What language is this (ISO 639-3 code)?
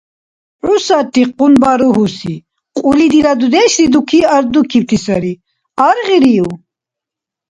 dar